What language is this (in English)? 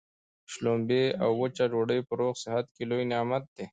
Pashto